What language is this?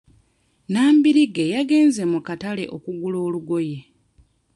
Ganda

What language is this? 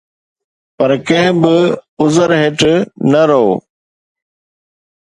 Sindhi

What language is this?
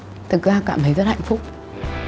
Vietnamese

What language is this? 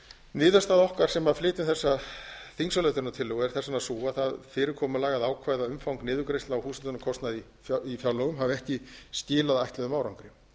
Icelandic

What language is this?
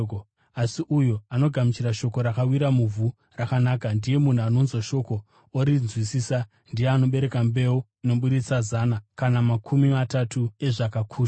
Shona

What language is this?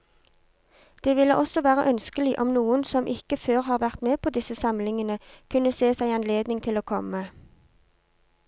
Norwegian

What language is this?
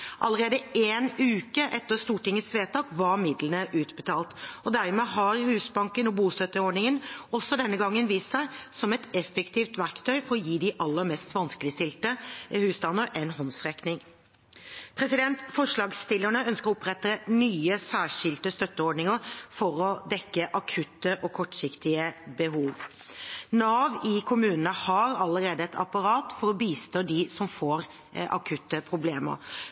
Norwegian Bokmål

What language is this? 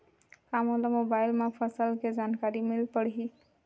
Chhattisgarhi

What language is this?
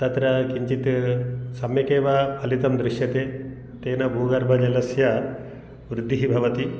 Sanskrit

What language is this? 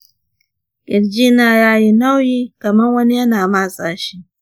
Hausa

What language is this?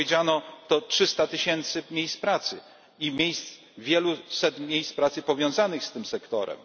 Polish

